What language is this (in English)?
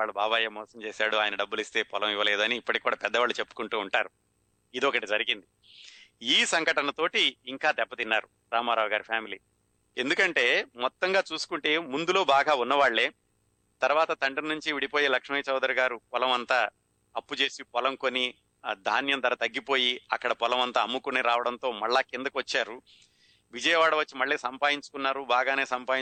Telugu